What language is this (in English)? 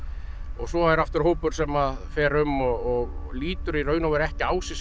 Icelandic